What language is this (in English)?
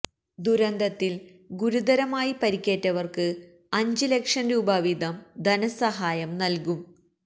Malayalam